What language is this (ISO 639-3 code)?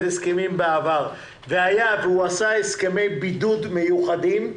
heb